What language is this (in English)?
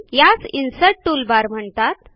Marathi